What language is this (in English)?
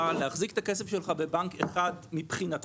Hebrew